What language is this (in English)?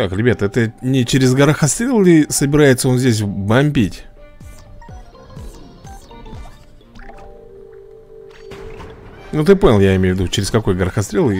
Russian